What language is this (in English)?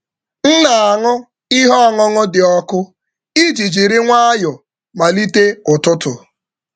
Igbo